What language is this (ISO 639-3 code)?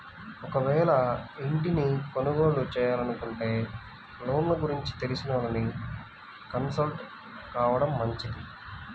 tel